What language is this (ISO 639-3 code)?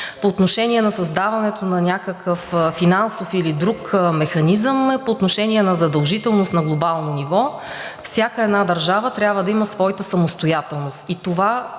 bul